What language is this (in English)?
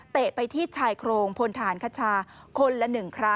Thai